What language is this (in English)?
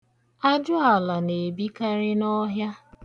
Igbo